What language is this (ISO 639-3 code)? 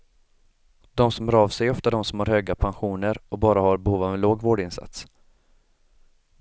swe